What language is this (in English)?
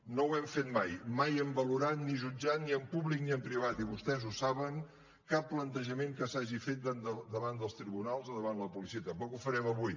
Catalan